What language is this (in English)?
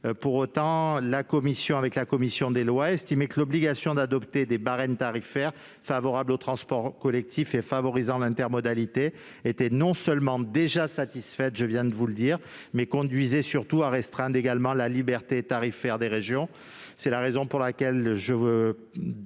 French